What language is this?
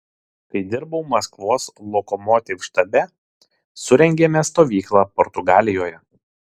Lithuanian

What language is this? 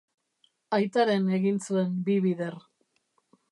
Basque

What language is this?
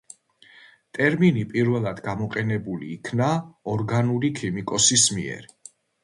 Georgian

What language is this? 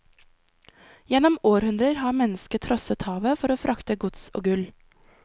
Norwegian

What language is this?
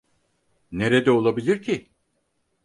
Turkish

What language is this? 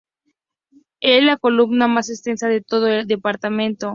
Spanish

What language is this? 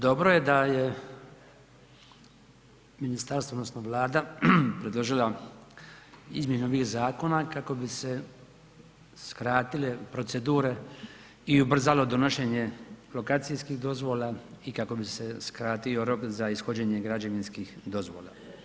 Croatian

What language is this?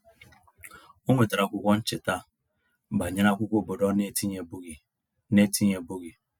Igbo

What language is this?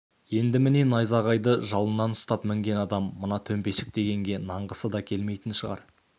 Kazakh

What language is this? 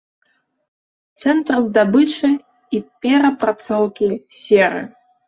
Belarusian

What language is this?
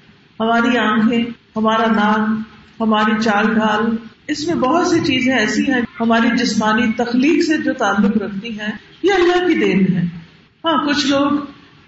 Urdu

